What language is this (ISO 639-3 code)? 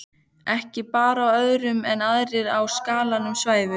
isl